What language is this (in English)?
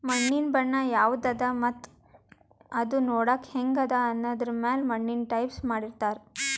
Kannada